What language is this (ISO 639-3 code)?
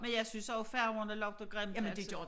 dan